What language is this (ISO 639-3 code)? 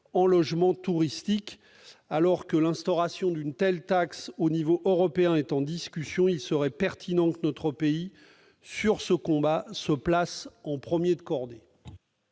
fra